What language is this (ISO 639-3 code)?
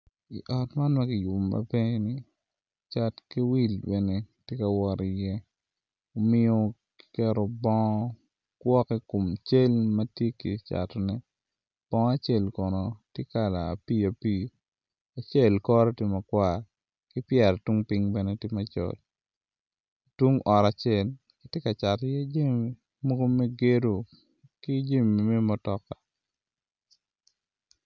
ach